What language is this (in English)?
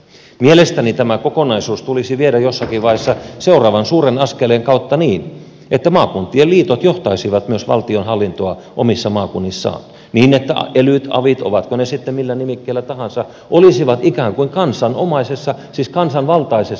Finnish